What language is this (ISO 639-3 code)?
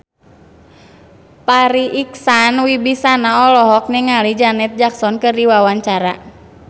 sun